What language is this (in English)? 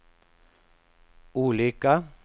Swedish